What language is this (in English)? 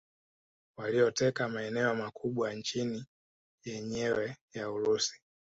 Swahili